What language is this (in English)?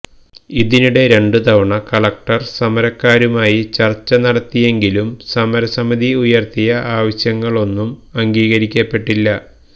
Malayalam